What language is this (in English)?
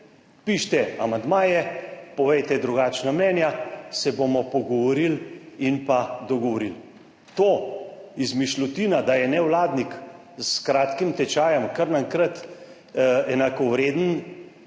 Slovenian